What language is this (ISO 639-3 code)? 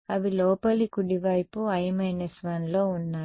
tel